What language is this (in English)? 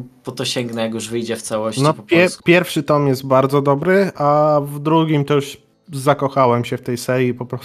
Polish